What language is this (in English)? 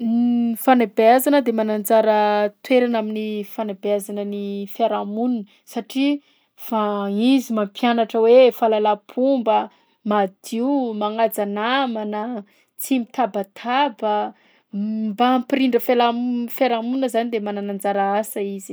Southern Betsimisaraka Malagasy